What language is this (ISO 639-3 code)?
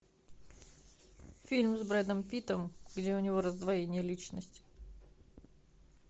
rus